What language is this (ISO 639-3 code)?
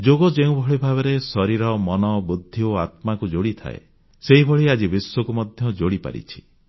ori